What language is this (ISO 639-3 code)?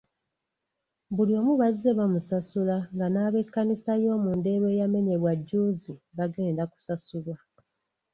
lug